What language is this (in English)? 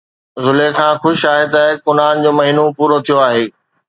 Sindhi